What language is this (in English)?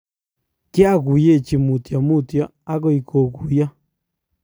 Kalenjin